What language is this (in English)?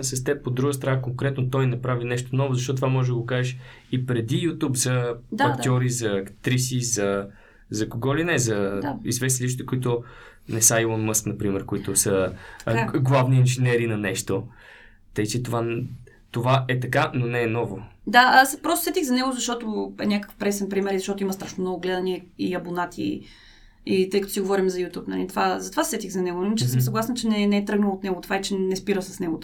Bulgarian